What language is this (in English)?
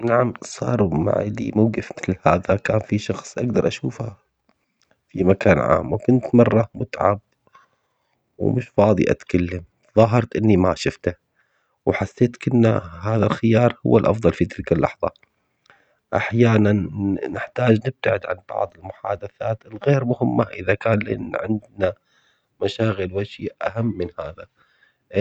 Omani Arabic